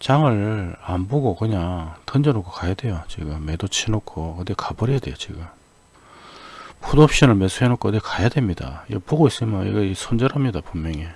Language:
Korean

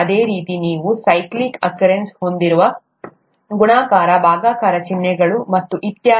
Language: Kannada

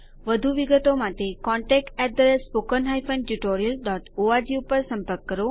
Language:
Gujarati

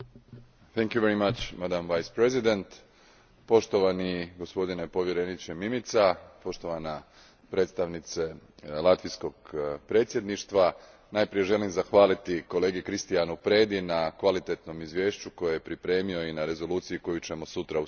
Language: Croatian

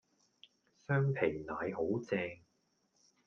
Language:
Cantonese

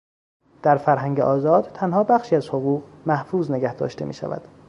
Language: Persian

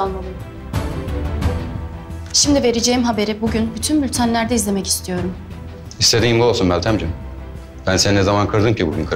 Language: Turkish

